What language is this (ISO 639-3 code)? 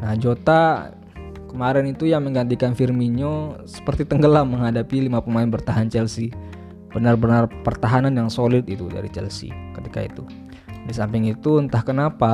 ind